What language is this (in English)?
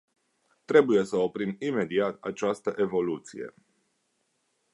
Romanian